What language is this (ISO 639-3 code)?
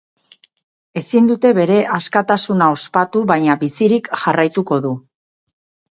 eus